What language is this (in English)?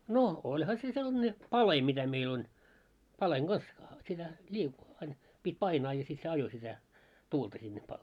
Finnish